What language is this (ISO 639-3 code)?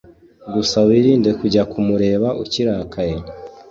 kin